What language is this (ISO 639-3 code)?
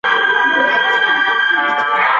pus